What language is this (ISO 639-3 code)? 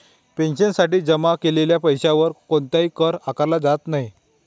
mar